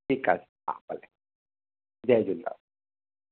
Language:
Sindhi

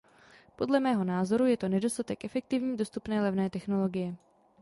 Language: Czech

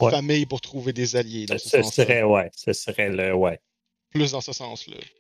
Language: French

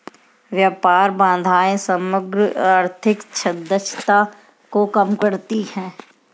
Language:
Hindi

